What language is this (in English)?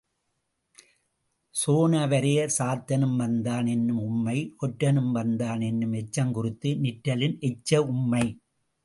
Tamil